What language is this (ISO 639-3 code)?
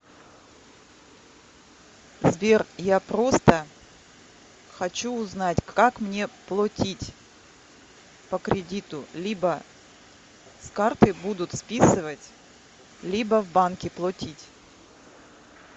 rus